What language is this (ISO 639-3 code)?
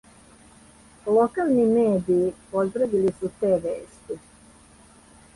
srp